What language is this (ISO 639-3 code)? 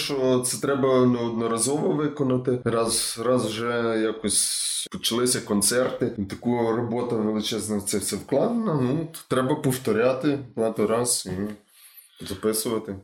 ukr